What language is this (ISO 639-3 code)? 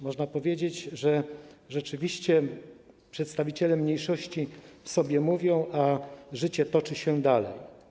pol